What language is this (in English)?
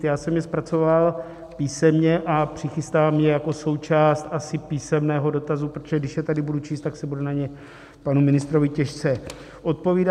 Czech